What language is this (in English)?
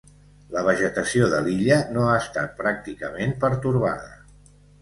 Catalan